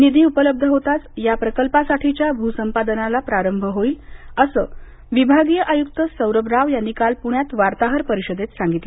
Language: Marathi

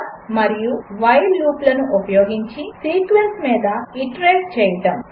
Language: Telugu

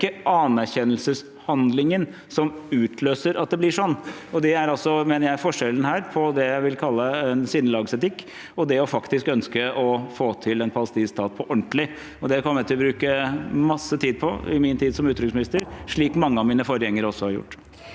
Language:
Norwegian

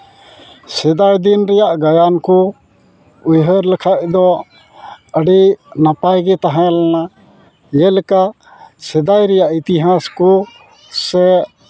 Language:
Santali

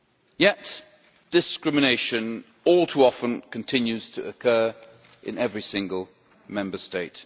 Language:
English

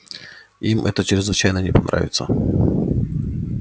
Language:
Russian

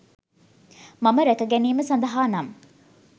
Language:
Sinhala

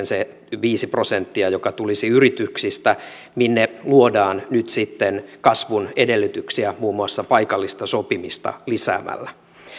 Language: Finnish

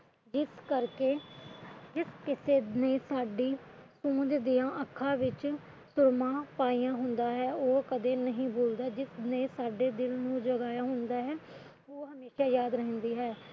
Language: Punjabi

